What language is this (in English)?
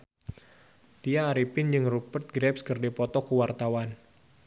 Sundanese